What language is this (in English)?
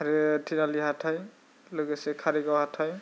Bodo